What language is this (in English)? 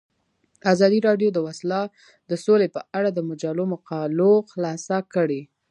Pashto